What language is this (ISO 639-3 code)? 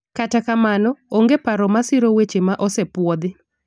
luo